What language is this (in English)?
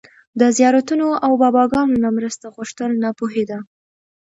Pashto